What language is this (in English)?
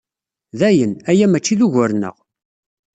Kabyle